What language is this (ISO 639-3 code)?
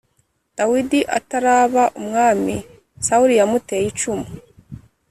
kin